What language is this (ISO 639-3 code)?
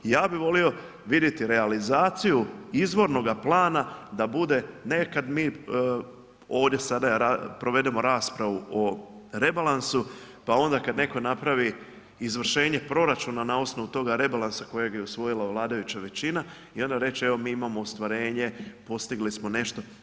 hrv